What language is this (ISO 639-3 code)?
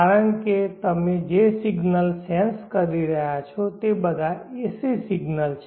guj